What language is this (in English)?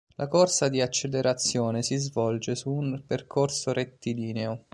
Italian